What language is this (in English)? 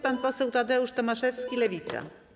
Polish